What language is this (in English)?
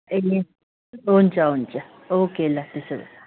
Nepali